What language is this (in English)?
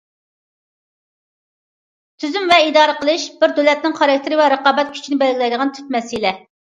Uyghur